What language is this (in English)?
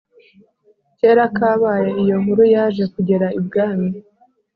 Kinyarwanda